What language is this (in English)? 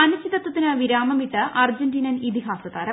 Malayalam